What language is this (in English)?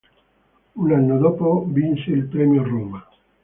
Italian